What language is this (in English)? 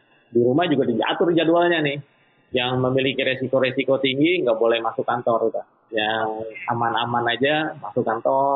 Indonesian